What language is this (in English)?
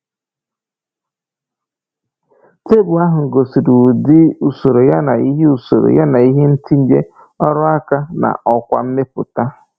Igbo